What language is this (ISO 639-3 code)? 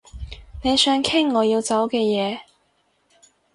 yue